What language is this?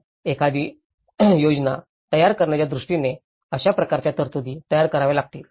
Marathi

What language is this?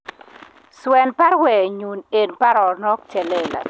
Kalenjin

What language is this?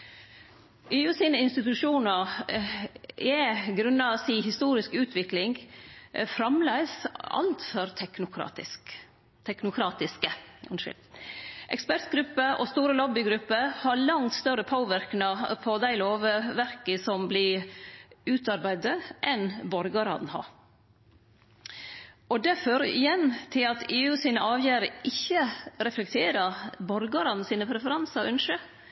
Norwegian Nynorsk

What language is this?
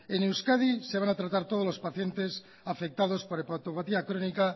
Spanish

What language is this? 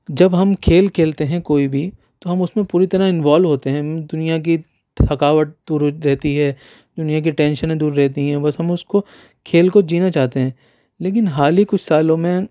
Urdu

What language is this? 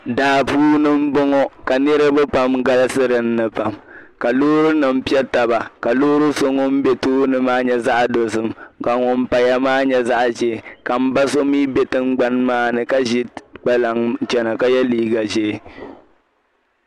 Dagbani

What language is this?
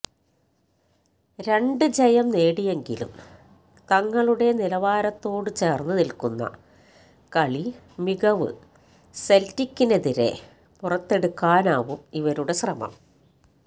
Malayalam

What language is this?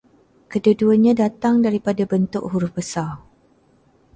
Malay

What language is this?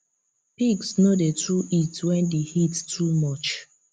Nigerian Pidgin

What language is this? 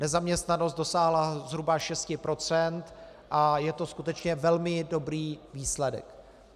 Czech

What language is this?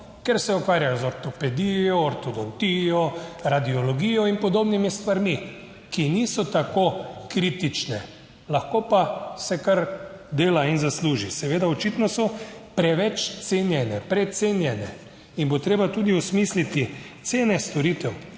Slovenian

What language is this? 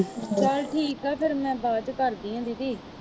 Punjabi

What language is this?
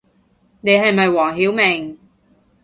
Cantonese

